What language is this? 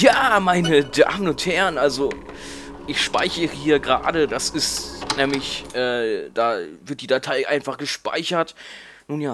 German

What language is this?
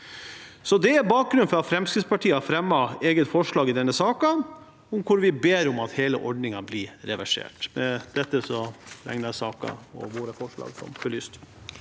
Norwegian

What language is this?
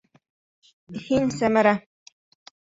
Bashkir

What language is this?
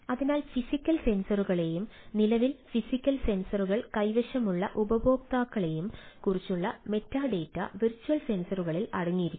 Malayalam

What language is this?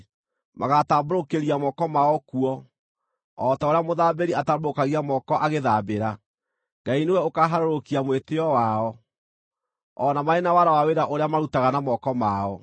Kikuyu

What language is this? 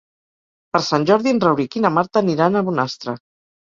Catalan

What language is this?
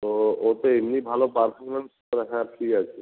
Bangla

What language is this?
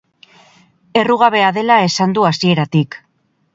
Basque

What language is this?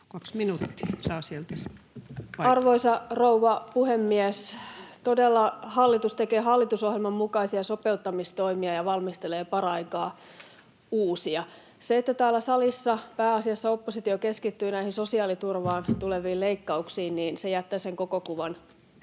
Finnish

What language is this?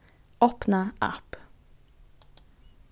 Faroese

